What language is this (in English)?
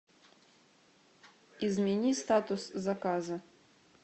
Russian